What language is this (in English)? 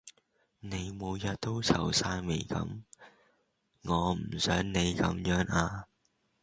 Cantonese